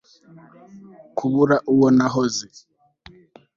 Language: Kinyarwanda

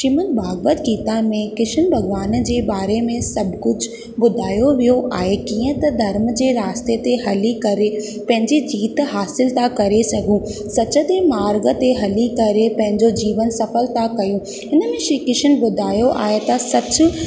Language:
Sindhi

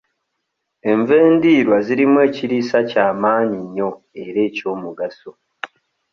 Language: Ganda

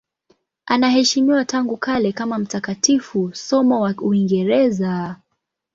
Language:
Swahili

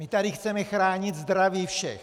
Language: Czech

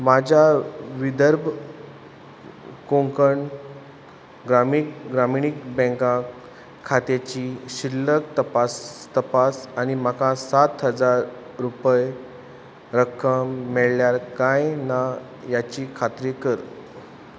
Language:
Konkani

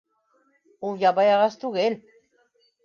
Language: Bashkir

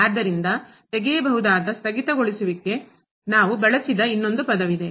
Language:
Kannada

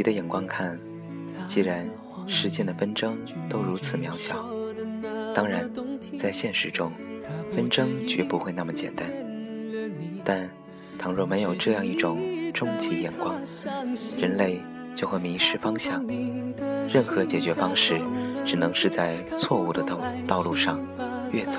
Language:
Chinese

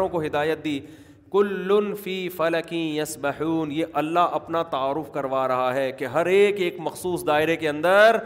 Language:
Urdu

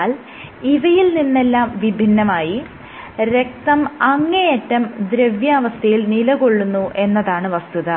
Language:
Malayalam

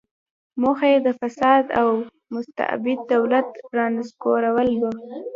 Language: Pashto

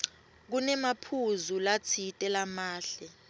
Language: Swati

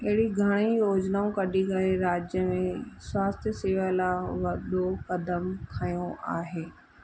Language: Sindhi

